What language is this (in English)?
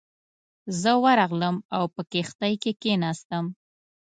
Pashto